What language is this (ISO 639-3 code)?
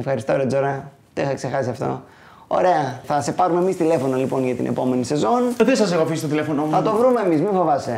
ell